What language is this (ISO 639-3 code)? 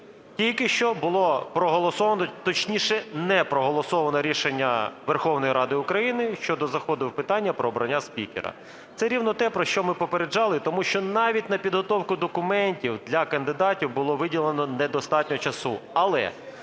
ukr